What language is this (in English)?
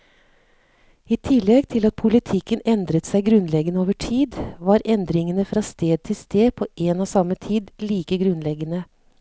Norwegian